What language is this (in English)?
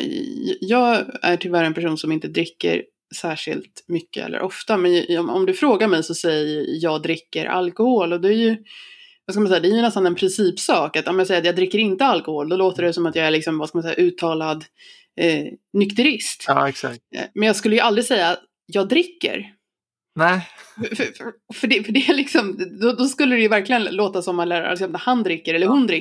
Swedish